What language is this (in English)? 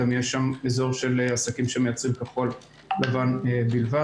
Hebrew